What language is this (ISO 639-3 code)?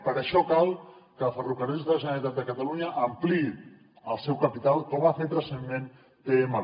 cat